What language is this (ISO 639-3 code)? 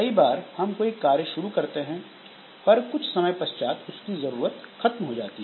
hin